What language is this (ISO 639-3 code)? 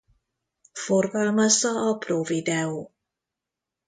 hun